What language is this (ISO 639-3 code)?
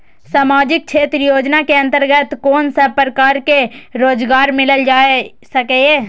mai